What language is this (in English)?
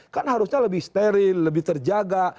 Indonesian